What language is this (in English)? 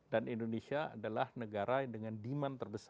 Indonesian